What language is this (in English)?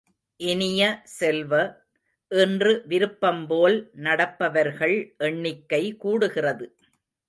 Tamil